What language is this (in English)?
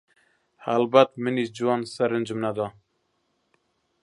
Central Kurdish